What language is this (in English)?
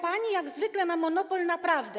Polish